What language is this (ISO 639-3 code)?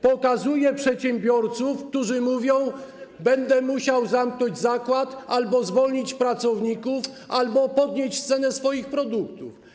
pol